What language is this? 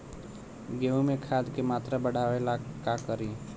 Bhojpuri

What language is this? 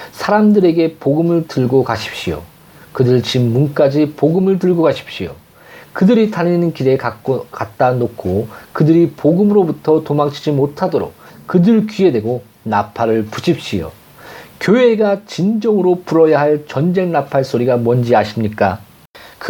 Korean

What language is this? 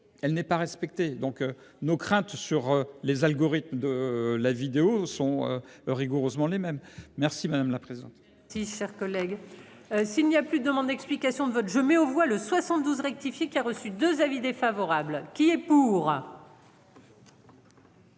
French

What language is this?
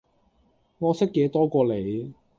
Cantonese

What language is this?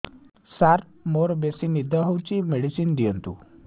Odia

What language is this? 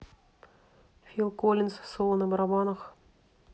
Russian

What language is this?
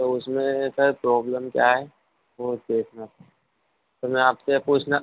Hindi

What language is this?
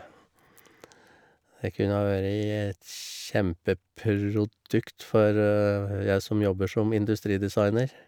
Norwegian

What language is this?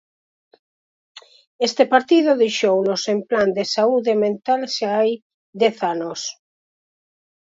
Galician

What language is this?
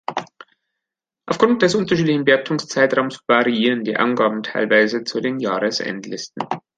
German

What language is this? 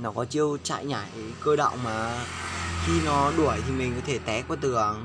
Vietnamese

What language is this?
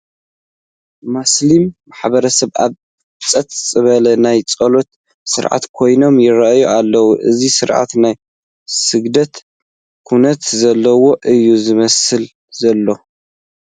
Tigrinya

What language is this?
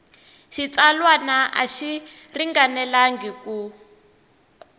Tsonga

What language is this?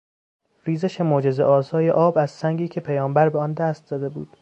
Persian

